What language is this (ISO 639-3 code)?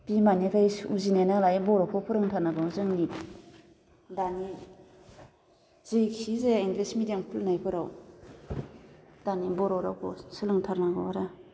brx